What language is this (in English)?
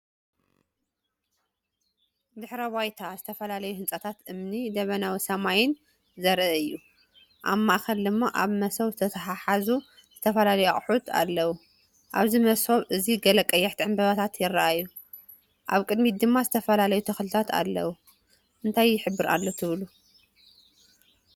Tigrinya